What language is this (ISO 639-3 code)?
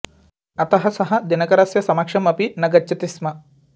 san